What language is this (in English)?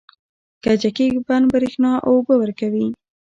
Pashto